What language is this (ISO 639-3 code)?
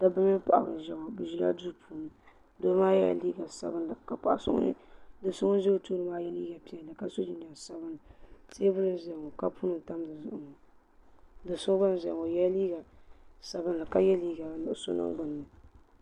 dag